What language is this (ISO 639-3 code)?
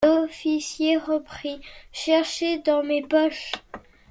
fra